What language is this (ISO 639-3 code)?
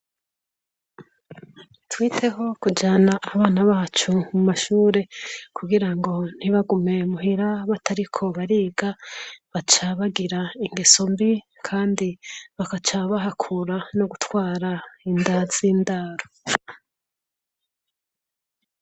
run